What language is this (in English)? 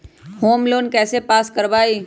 Magahi